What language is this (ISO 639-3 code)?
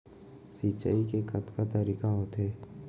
hne